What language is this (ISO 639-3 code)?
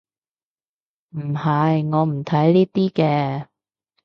yue